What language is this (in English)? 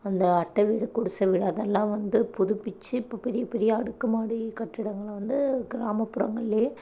Tamil